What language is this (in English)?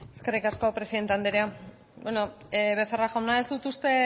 Basque